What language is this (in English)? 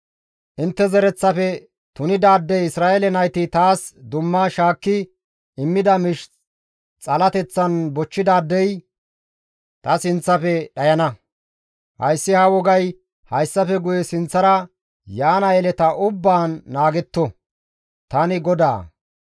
Gamo